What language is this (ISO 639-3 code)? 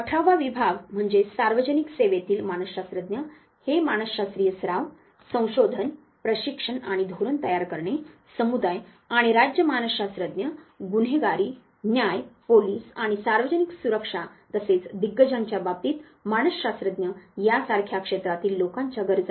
mar